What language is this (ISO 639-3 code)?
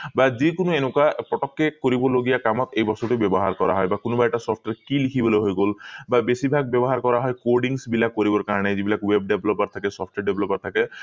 asm